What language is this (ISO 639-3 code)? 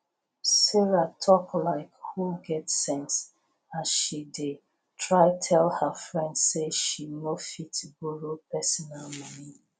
pcm